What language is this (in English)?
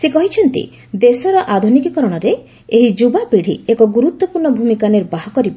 Odia